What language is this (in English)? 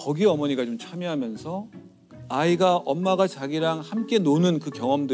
Korean